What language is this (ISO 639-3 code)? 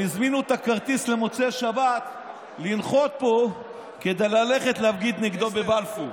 heb